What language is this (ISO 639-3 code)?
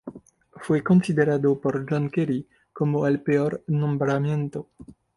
spa